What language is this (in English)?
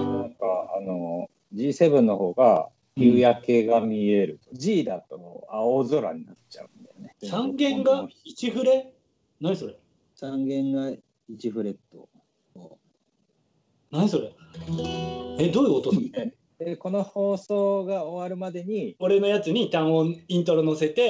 Japanese